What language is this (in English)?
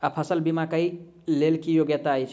Maithili